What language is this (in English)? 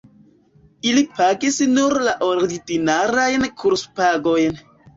Esperanto